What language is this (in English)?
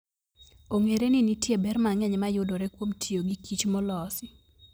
Luo (Kenya and Tanzania)